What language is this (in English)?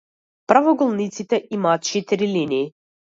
Macedonian